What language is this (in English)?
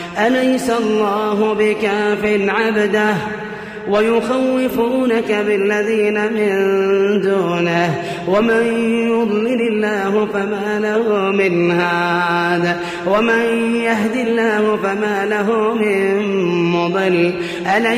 Arabic